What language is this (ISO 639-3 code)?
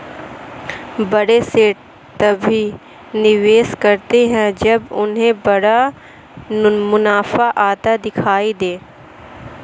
hin